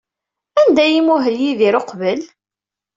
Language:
Kabyle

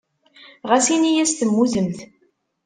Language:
Kabyle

